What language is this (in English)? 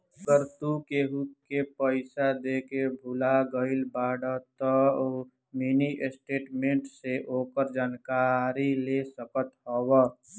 Bhojpuri